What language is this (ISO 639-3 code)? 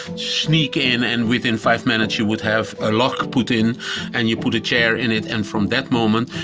eng